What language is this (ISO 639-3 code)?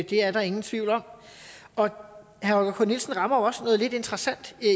dan